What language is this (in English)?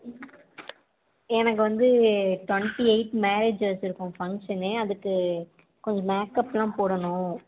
Tamil